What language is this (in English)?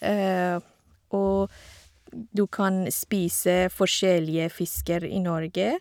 Norwegian